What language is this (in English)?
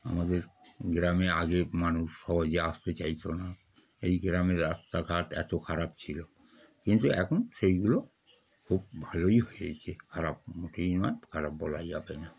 Bangla